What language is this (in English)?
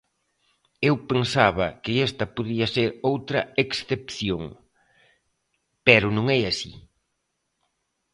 Galician